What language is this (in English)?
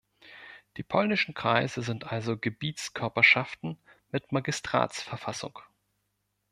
German